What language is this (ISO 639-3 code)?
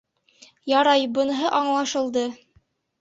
bak